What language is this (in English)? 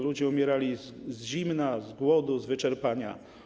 Polish